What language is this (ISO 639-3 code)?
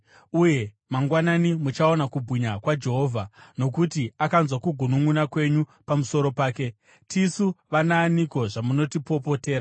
sna